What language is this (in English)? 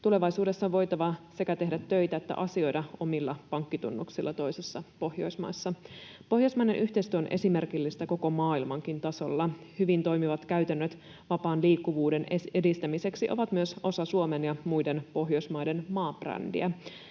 Finnish